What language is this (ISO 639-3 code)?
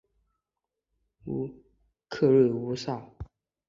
zho